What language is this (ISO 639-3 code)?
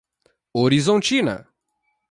por